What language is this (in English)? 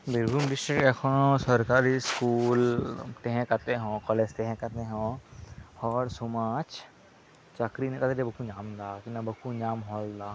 Santali